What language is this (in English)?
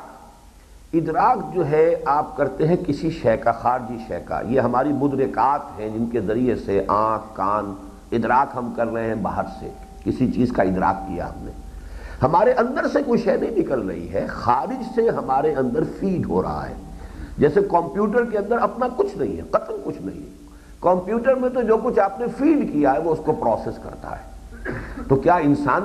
Urdu